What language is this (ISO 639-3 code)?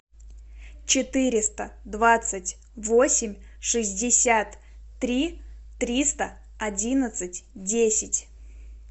rus